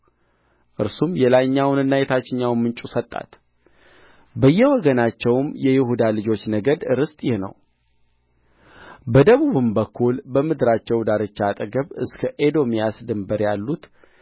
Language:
Amharic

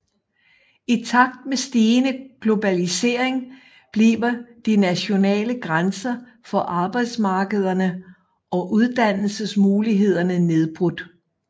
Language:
Danish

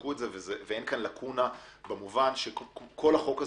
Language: Hebrew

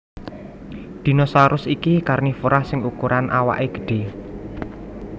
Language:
Javanese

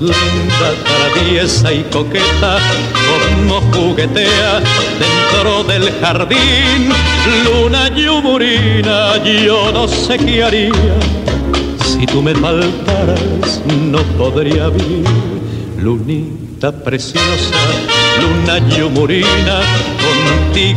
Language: Spanish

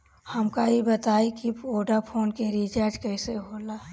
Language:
Bhojpuri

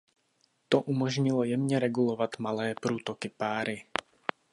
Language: Czech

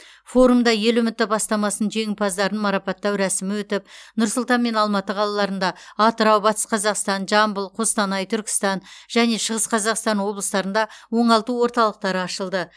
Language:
Kazakh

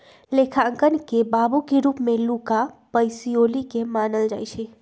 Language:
Magahi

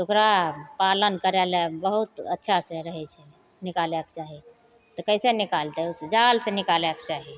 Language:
Maithili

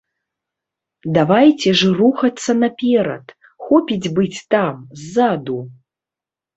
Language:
Belarusian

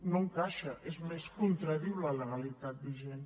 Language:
Catalan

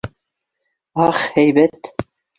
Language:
Bashkir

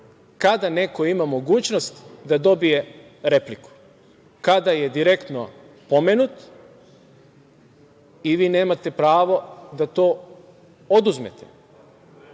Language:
Serbian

